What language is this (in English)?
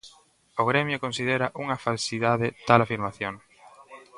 Galician